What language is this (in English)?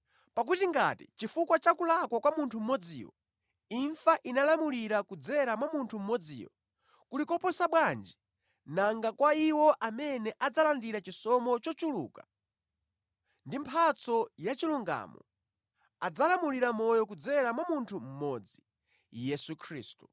Nyanja